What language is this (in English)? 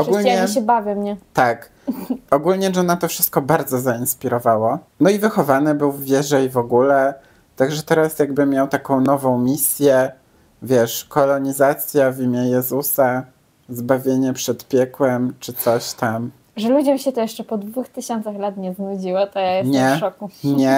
Polish